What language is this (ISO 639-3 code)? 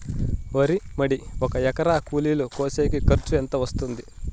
tel